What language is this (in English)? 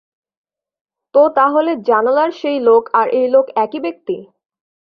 Bangla